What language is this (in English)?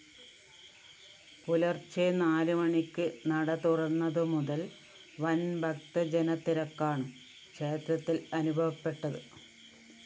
Malayalam